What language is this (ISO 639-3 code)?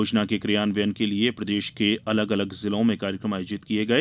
hin